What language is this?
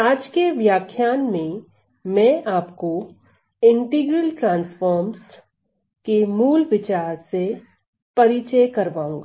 Hindi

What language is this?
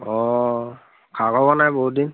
Assamese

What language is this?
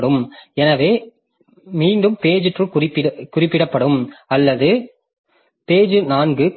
Tamil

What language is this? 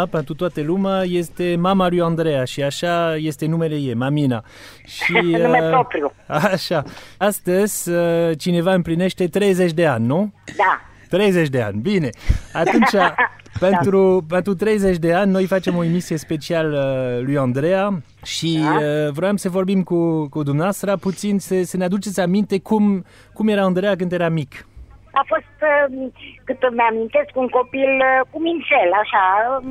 Romanian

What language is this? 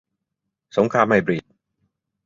Thai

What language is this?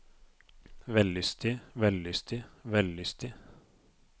Norwegian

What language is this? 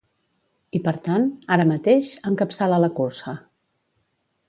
Catalan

